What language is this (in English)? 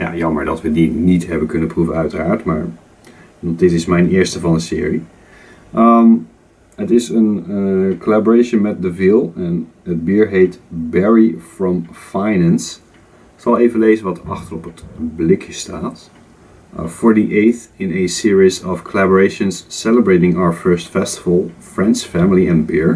Dutch